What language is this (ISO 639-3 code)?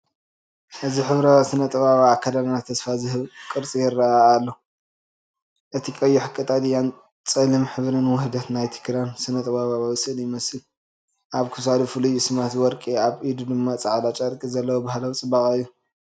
tir